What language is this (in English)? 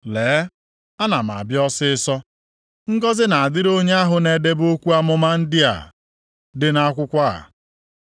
Igbo